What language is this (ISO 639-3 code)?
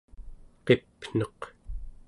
esu